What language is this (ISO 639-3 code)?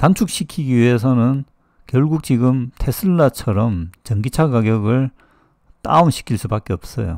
kor